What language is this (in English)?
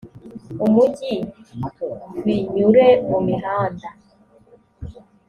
Kinyarwanda